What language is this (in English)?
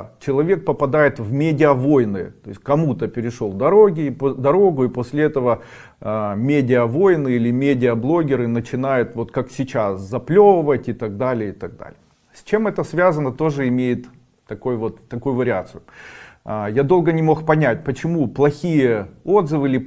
Russian